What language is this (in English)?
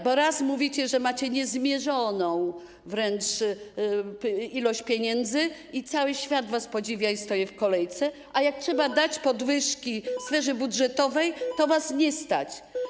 Polish